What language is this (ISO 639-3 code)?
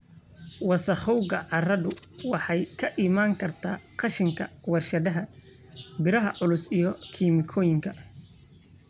som